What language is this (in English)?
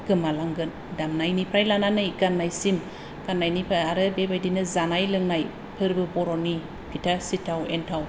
Bodo